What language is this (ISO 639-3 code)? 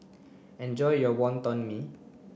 eng